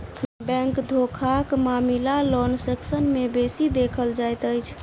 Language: Maithili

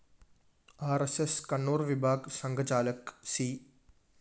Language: Malayalam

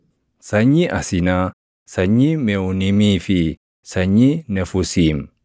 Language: Oromo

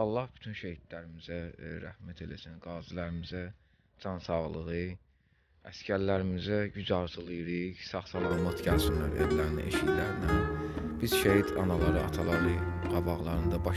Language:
Turkish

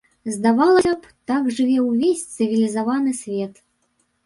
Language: Belarusian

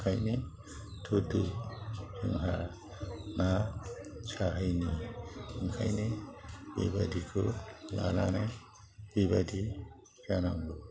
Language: Bodo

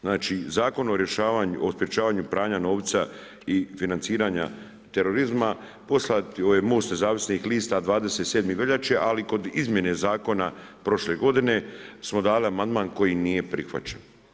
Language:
Croatian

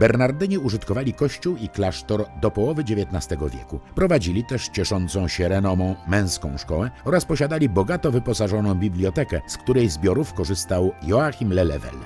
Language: Polish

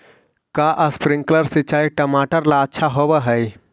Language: Magahi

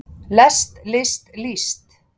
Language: Icelandic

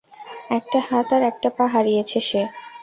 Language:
Bangla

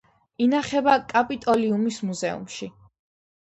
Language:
Georgian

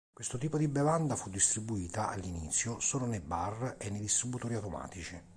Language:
Italian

